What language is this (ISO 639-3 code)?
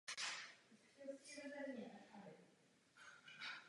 ces